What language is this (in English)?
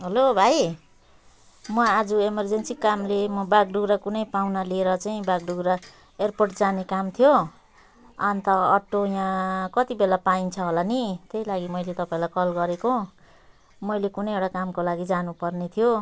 Nepali